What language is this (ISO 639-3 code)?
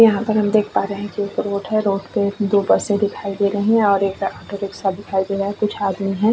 hin